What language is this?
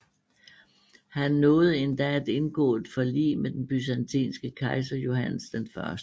Danish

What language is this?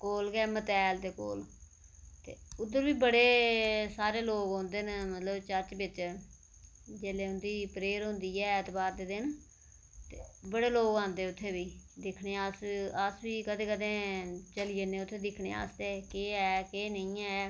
Dogri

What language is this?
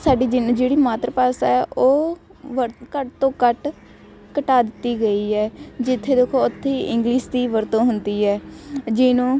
Punjabi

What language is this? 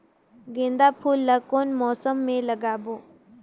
Chhattisgarhi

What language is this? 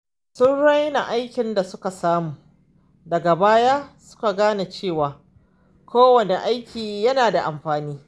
Hausa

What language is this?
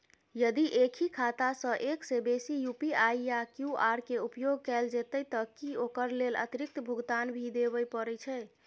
Maithili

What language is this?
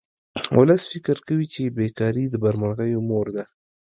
Pashto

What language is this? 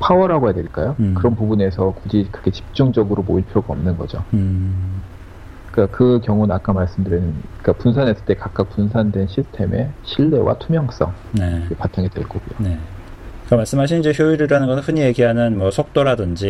Korean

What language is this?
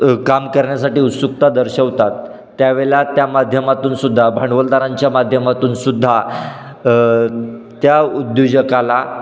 Marathi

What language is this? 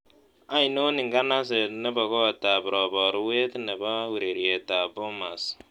Kalenjin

